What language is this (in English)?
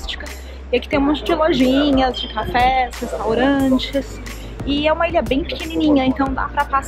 Portuguese